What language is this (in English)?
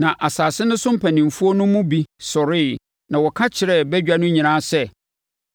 Akan